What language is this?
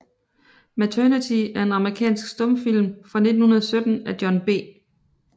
Danish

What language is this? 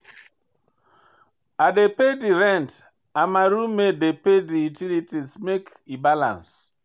Nigerian Pidgin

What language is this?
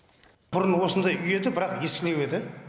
Kazakh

